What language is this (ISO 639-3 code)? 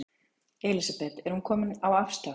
isl